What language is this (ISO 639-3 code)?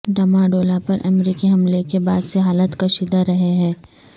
urd